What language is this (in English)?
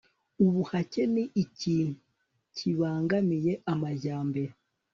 Kinyarwanda